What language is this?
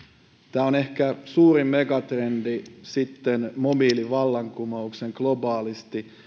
Finnish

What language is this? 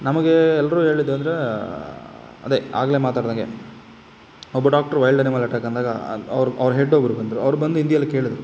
Kannada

